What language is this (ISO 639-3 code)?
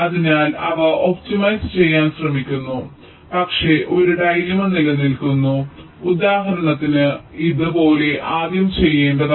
mal